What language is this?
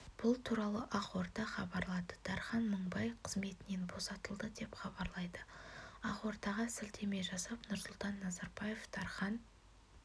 Kazakh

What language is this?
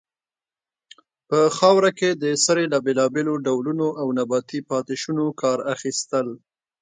Pashto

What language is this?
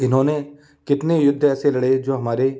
Hindi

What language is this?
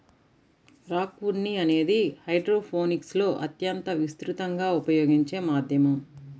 Telugu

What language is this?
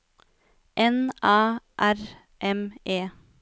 Norwegian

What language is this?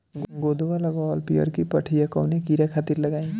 Bhojpuri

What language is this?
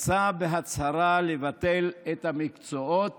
Hebrew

